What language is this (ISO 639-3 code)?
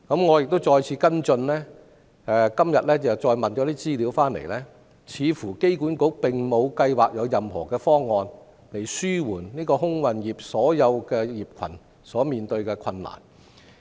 yue